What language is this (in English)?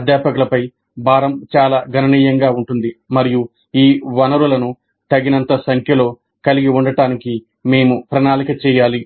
Telugu